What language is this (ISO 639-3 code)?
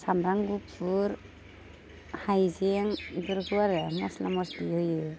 brx